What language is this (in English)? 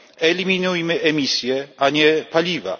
Polish